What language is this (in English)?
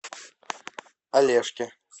Russian